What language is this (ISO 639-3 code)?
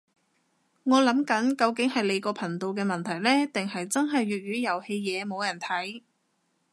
yue